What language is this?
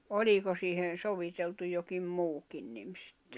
Finnish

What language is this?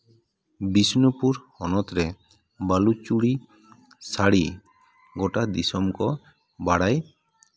Santali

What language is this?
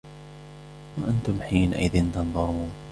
Arabic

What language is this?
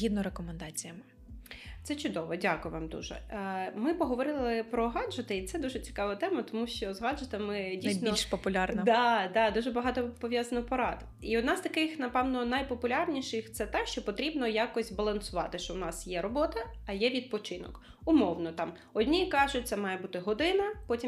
Ukrainian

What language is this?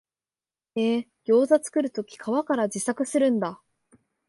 Japanese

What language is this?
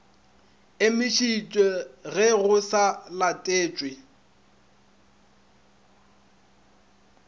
Northern Sotho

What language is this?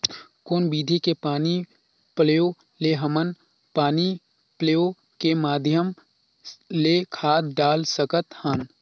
Chhattisgarhi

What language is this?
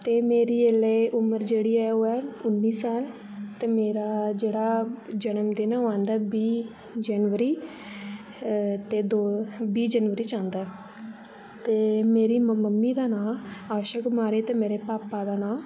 Dogri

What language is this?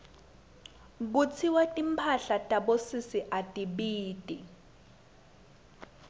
Swati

